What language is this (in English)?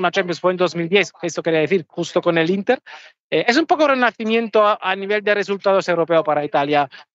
Spanish